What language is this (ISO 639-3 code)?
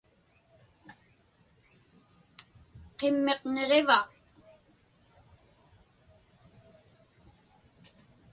ipk